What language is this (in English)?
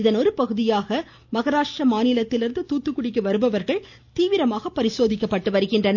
Tamil